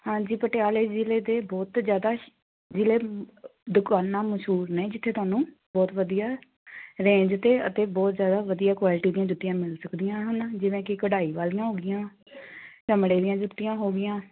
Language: Punjabi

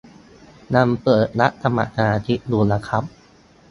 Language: Thai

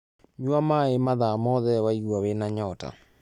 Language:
Kikuyu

